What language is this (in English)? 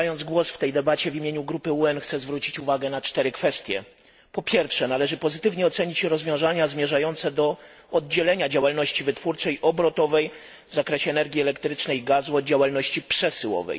Polish